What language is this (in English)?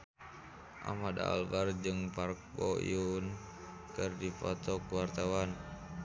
Sundanese